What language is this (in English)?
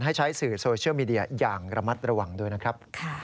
Thai